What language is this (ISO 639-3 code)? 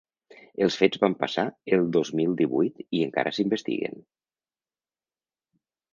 cat